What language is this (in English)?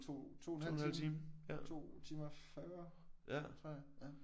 Danish